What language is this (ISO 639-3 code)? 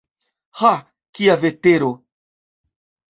epo